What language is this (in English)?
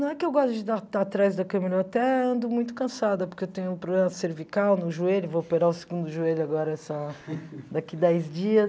Portuguese